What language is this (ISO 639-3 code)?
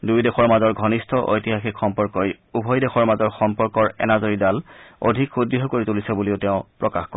asm